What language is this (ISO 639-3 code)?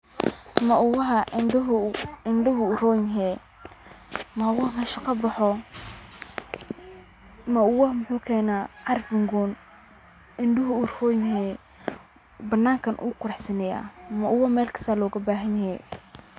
som